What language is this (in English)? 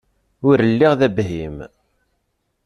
Kabyle